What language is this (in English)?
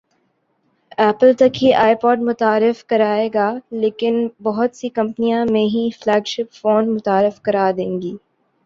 Urdu